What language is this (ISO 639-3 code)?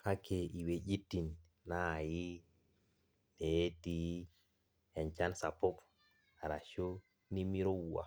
mas